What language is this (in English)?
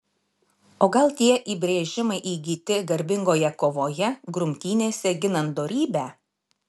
Lithuanian